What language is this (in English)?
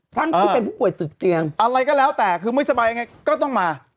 Thai